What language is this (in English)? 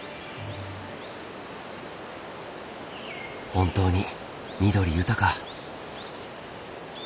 Japanese